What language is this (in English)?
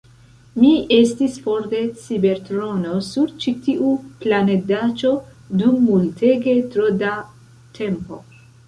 Esperanto